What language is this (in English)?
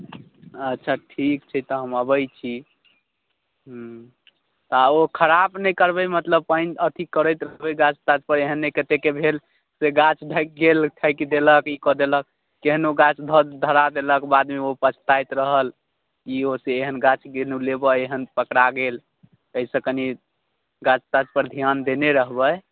Maithili